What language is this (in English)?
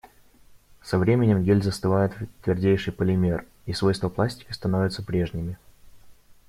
Russian